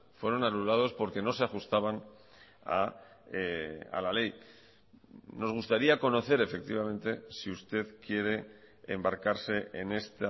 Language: Spanish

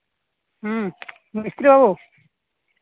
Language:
Santali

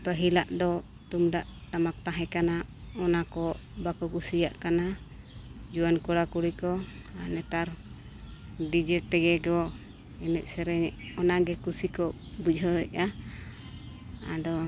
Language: Santali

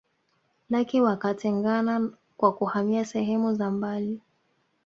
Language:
Swahili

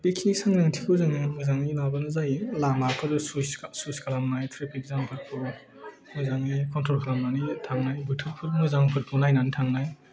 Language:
Bodo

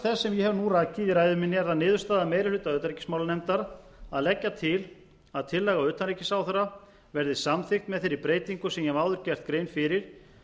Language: Icelandic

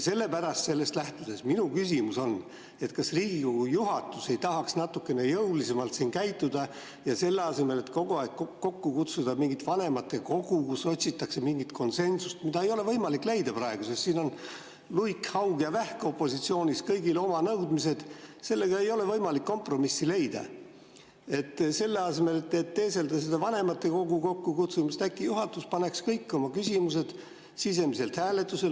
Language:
Estonian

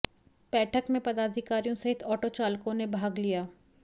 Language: Hindi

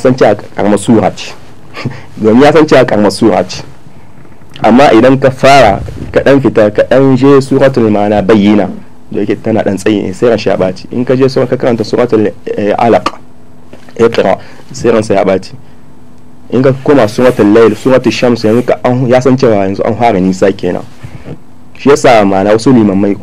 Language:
Arabic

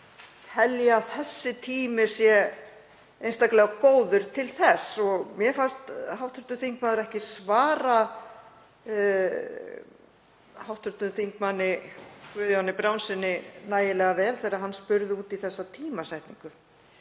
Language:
Icelandic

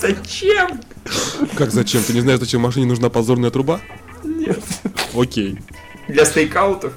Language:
Russian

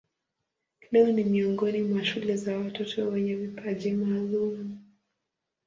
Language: Swahili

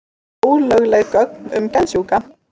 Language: Icelandic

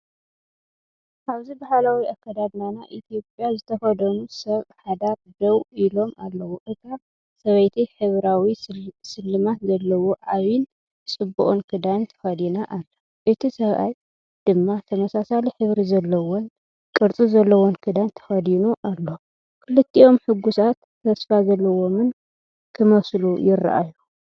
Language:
Tigrinya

